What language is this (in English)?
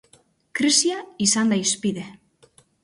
Basque